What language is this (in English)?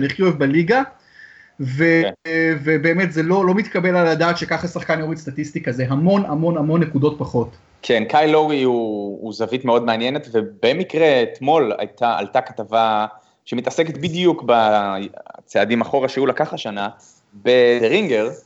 Hebrew